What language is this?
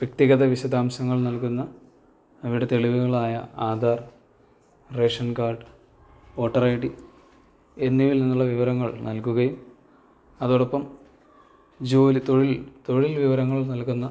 Malayalam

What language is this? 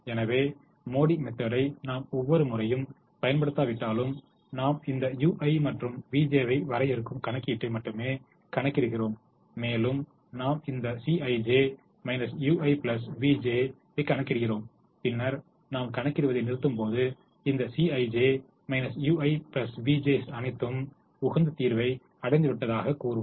Tamil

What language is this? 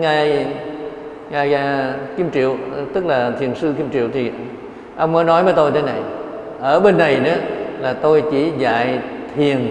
Vietnamese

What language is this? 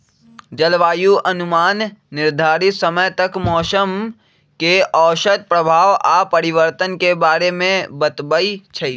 Magahi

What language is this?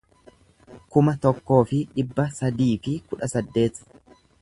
Oromo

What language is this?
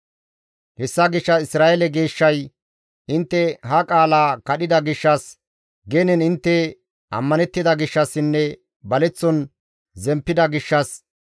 Gamo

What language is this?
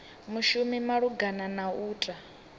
Venda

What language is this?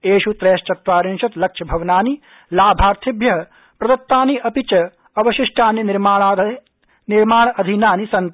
Sanskrit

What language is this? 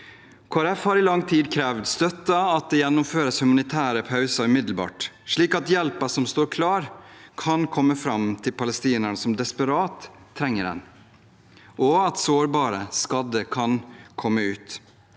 Norwegian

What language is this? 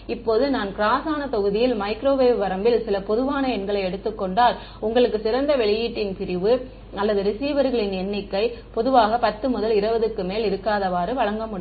Tamil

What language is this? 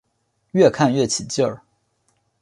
Chinese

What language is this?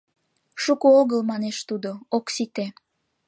Mari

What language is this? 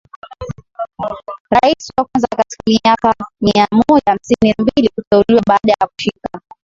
Swahili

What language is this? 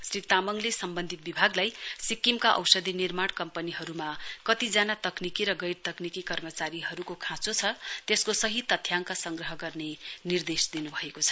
Nepali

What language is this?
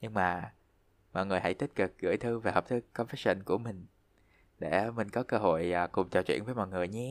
Vietnamese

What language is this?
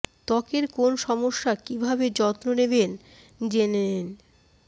Bangla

